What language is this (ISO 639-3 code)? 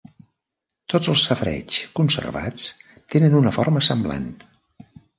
cat